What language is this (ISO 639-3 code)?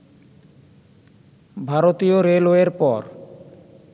ben